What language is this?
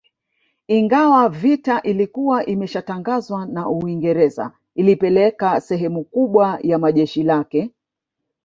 Swahili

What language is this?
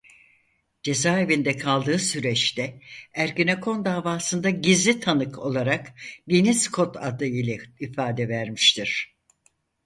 Turkish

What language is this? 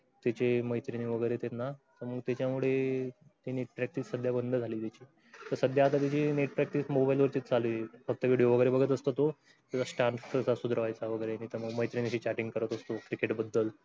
Marathi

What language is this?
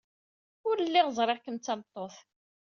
Kabyle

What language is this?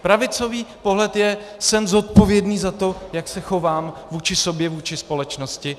Czech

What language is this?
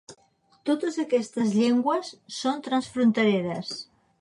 Catalan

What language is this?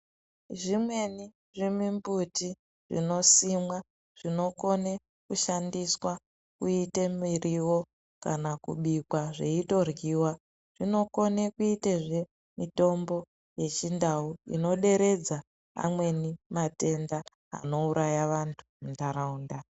Ndau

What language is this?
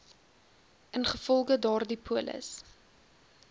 Afrikaans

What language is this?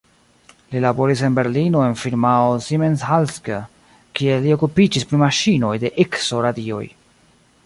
Esperanto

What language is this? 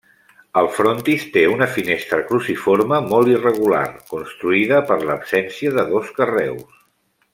Catalan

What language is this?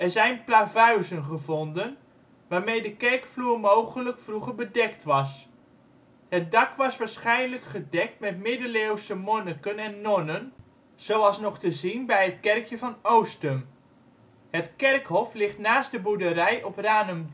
Dutch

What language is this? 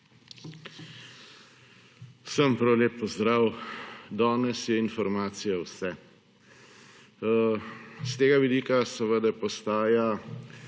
Slovenian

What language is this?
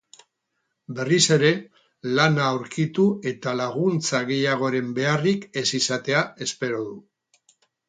Basque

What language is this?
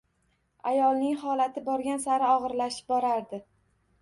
Uzbek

